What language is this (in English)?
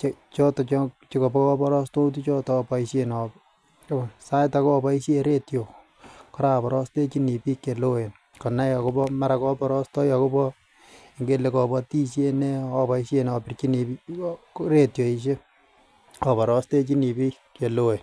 Kalenjin